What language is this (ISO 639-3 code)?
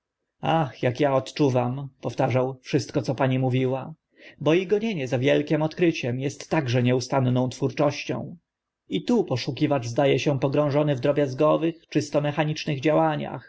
pol